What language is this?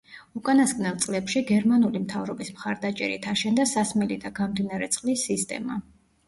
Georgian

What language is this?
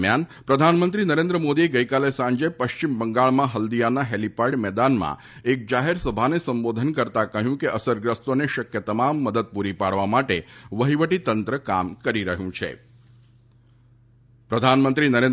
Gujarati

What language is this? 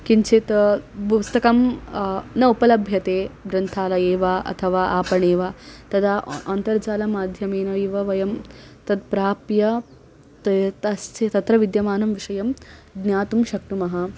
Sanskrit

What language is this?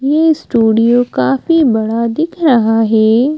Hindi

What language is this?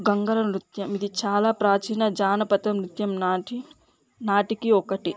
Telugu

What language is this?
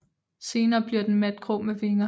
Danish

